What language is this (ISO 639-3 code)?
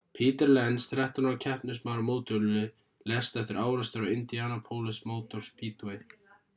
isl